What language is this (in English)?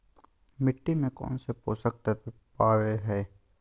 Magahi